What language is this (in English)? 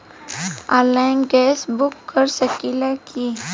Bhojpuri